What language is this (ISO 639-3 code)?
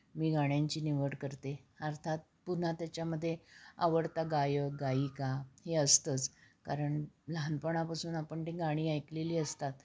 mar